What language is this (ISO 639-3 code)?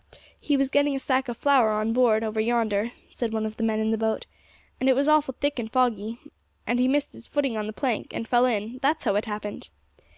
eng